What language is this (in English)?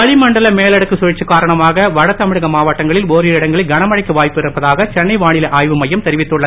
Tamil